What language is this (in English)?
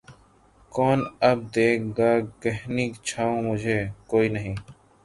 Urdu